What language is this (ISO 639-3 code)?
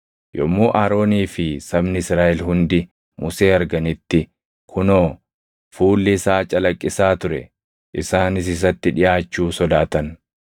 orm